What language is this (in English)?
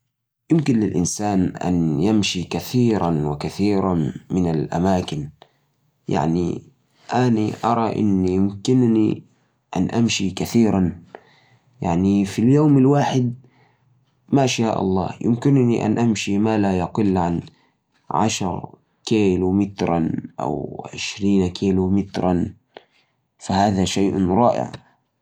Najdi Arabic